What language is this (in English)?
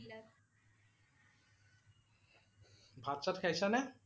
Assamese